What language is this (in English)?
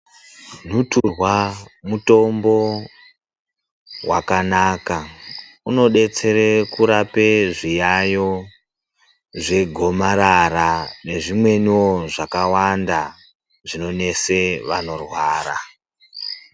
Ndau